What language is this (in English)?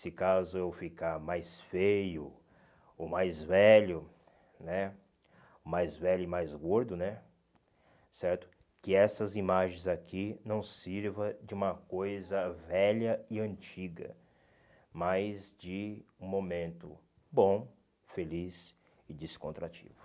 Portuguese